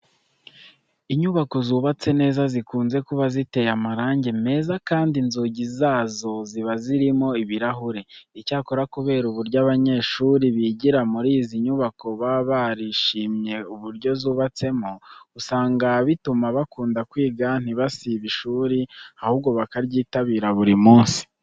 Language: Kinyarwanda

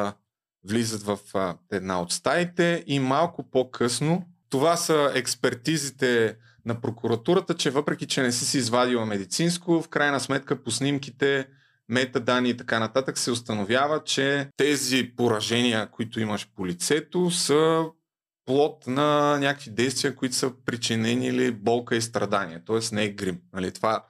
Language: Bulgarian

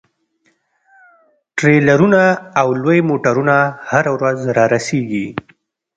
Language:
Pashto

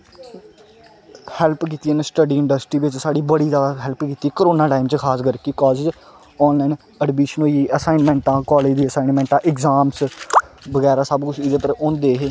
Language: Dogri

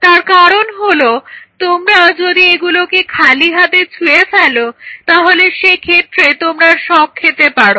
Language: Bangla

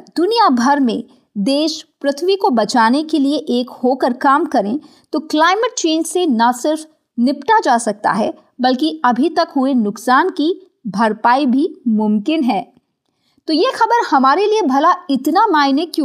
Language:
Hindi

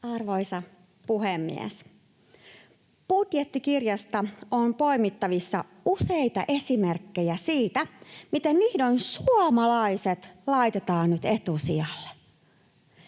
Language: Finnish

